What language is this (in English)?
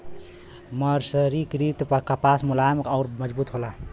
Bhojpuri